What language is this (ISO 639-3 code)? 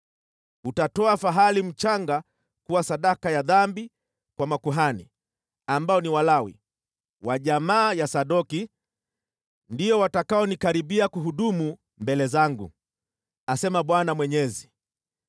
swa